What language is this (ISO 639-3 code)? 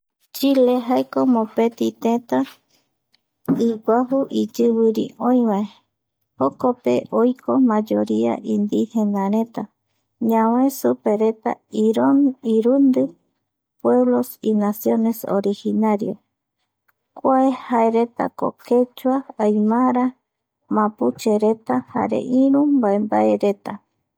gui